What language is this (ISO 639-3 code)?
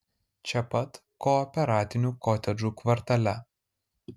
lit